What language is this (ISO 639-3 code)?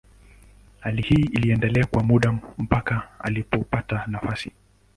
swa